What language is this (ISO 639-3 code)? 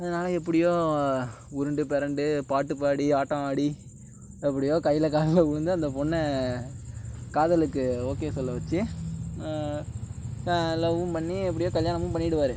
tam